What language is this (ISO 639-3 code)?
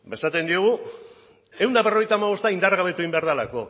eus